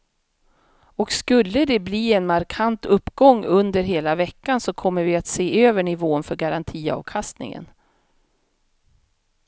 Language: Swedish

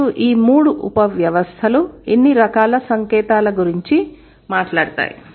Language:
Telugu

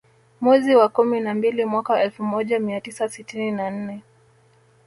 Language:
Swahili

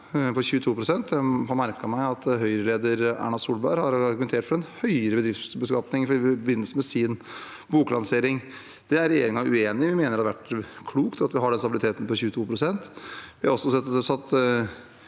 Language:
Norwegian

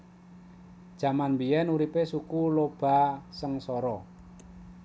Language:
Javanese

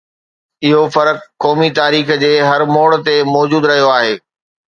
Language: Sindhi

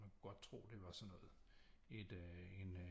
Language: Danish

